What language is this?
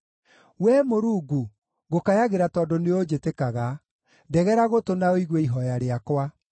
Kikuyu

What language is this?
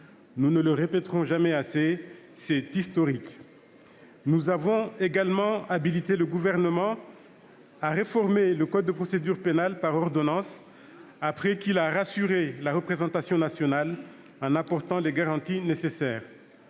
French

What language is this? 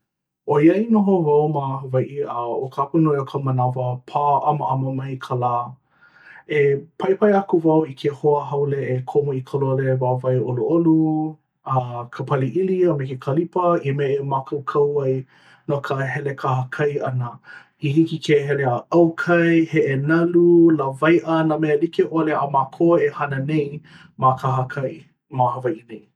Hawaiian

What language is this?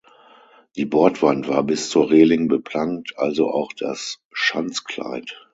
German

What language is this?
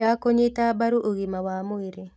Kikuyu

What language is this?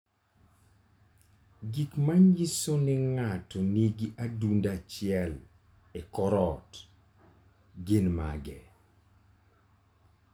Luo (Kenya and Tanzania)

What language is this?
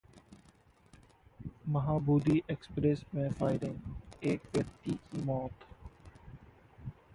Hindi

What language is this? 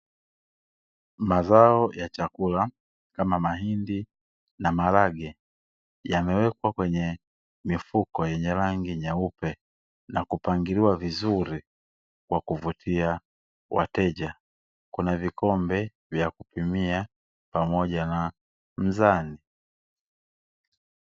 Swahili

